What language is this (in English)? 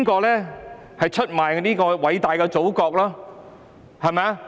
Cantonese